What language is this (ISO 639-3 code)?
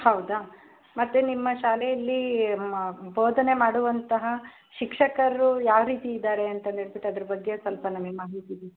kan